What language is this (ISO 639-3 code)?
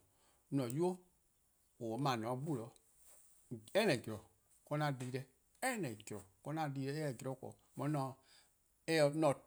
kqo